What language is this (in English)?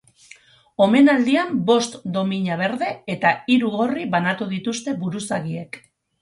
Basque